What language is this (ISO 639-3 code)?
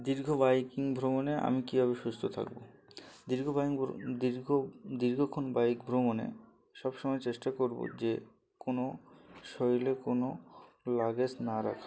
ben